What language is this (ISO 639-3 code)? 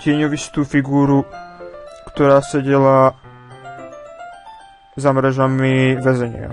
pol